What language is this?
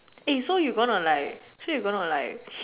English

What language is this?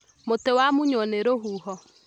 Kikuyu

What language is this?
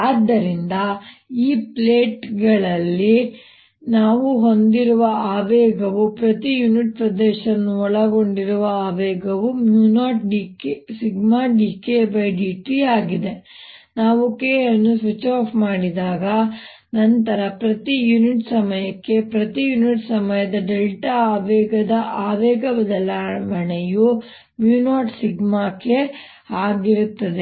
Kannada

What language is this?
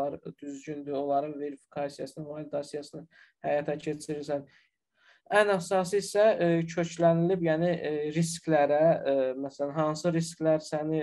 Turkish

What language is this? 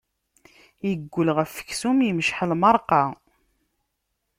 Kabyle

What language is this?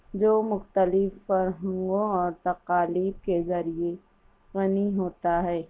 Urdu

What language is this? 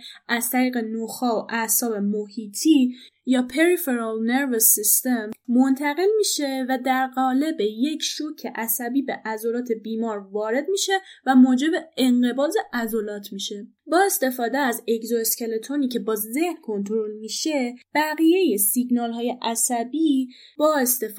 Persian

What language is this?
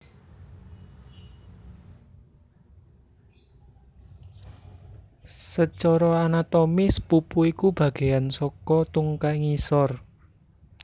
Javanese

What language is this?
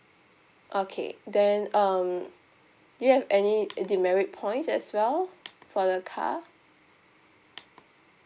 English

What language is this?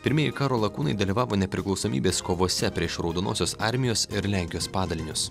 Lithuanian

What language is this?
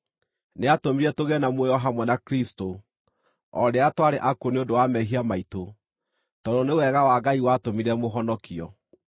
Kikuyu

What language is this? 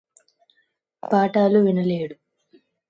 Telugu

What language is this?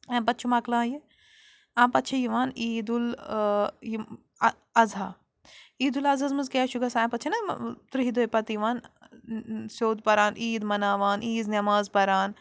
Kashmiri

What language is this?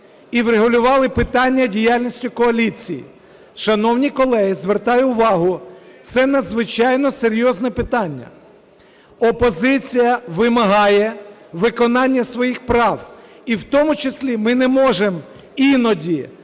Ukrainian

